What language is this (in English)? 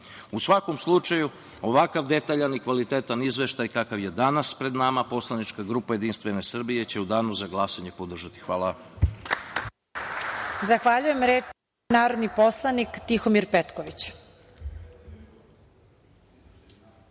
Serbian